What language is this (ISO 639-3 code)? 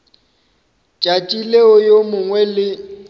nso